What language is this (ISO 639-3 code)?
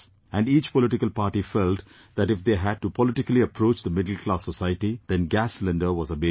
eng